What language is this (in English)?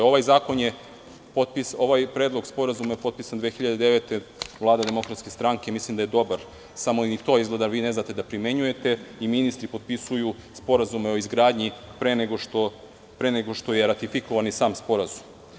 Serbian